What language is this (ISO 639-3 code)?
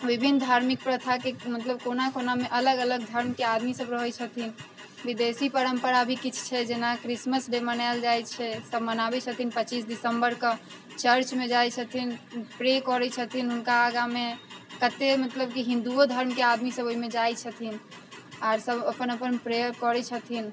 mai